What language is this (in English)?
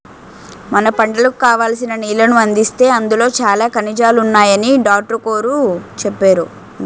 Telugu